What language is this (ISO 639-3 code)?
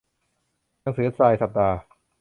tha